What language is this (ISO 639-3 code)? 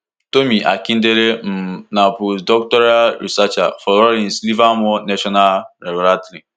pcm